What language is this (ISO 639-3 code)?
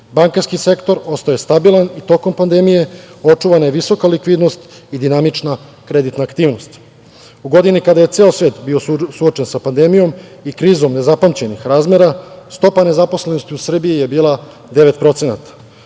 srp